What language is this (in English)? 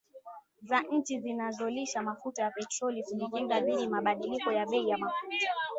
Swahili